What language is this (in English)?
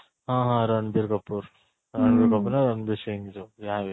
Odia